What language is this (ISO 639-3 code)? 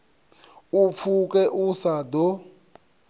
ven